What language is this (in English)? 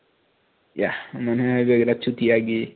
Assamese